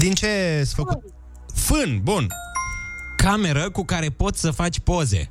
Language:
Romanian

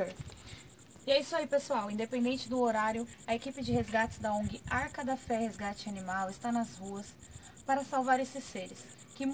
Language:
Portuguese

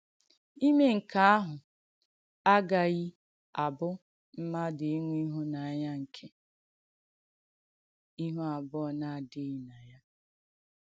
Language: Igbo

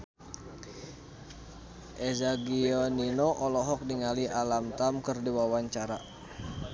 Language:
Sundanese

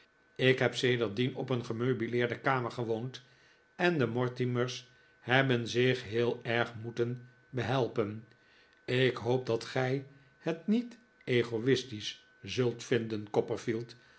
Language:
Dutch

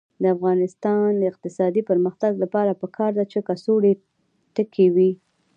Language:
Pashto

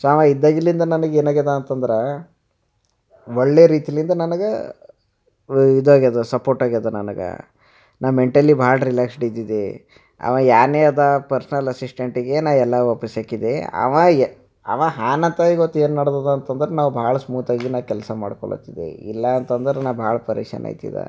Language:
Kannada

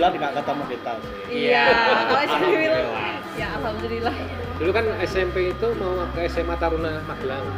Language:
Indonesian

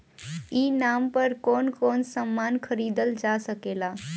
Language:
Bhojpuri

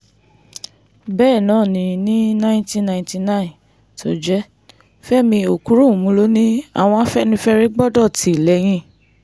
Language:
Yoruba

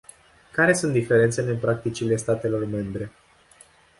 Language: Romanian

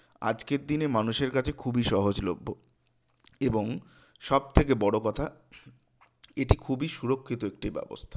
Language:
Bangla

